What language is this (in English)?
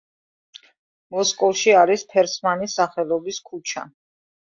Georgian